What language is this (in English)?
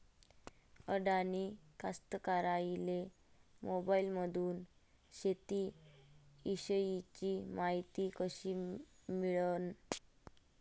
Marathi